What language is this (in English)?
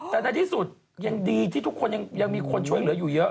Thai